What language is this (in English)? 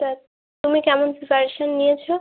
Bangla